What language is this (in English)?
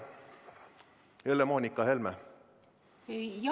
Estonian